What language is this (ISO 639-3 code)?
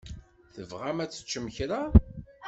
kab